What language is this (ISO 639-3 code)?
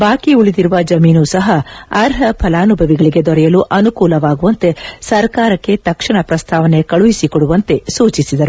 kan